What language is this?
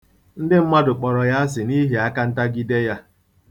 Igbo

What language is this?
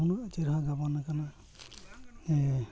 Santali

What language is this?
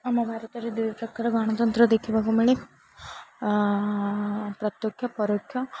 Odia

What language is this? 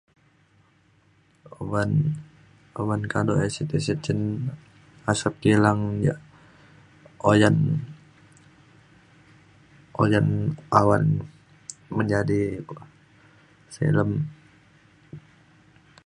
Mainstream Kenyah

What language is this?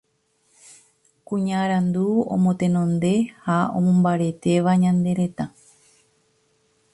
Guarani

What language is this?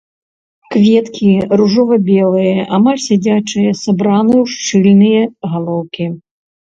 Belarusian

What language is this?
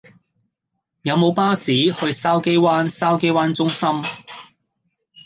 Cantonese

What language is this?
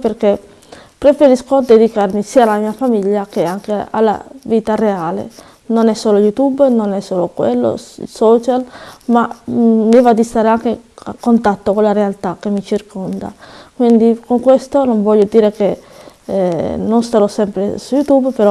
Italian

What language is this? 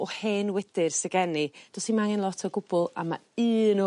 Welsh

